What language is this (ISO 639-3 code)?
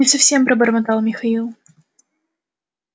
rus